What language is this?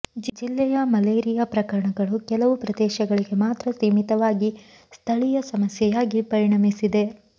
Kannada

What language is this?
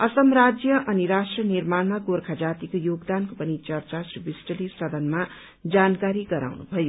Nepali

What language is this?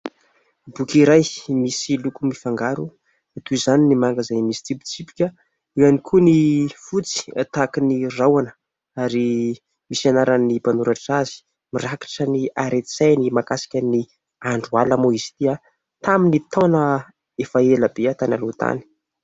Malagasy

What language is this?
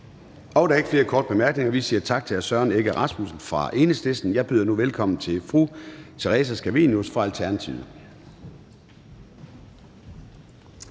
Danish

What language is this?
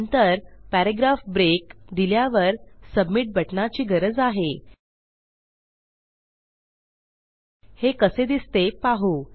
Marathi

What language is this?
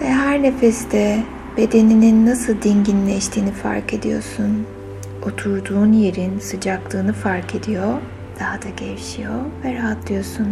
Turkish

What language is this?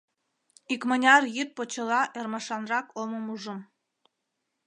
Mari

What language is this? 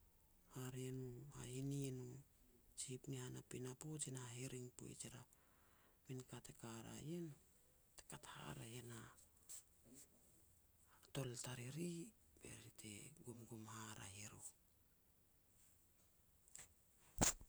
Petats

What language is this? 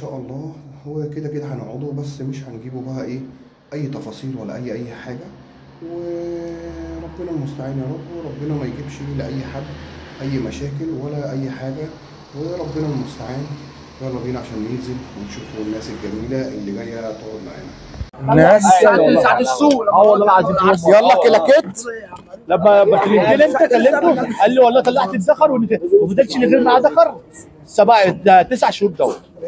Arabic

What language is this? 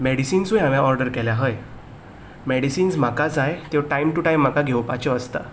Konkani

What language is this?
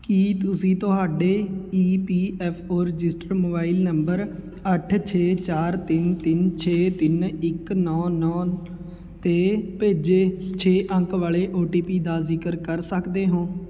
Punjabi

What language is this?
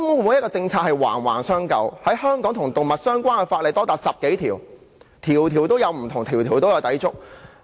Cantonese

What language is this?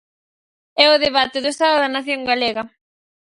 Galician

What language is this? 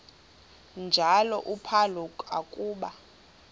Xhosa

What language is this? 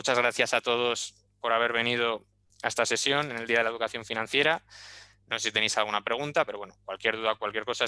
Spanish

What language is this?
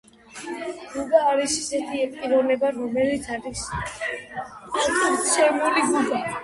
Georgian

